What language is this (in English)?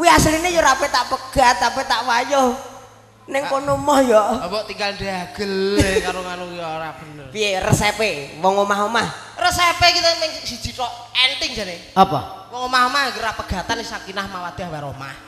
Indonesian